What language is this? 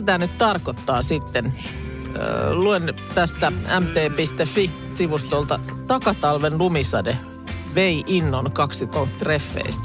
Finnish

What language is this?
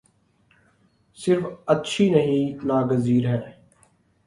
Urdu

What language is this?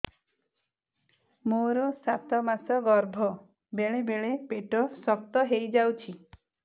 Odia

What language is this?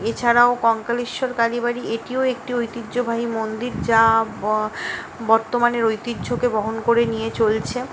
Bangla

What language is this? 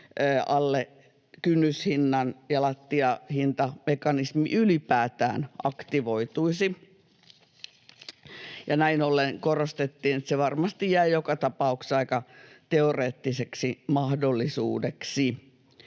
Finnish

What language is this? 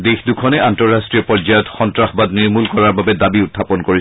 Assamese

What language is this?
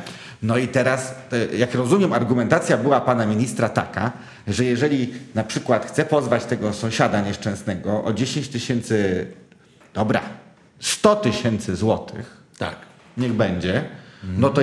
Polish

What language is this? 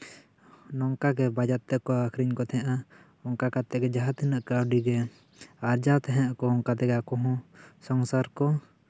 Santali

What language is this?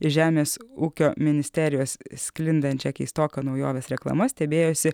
Lithuanian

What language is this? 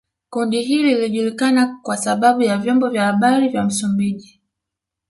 Swahili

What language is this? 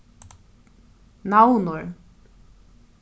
Faroese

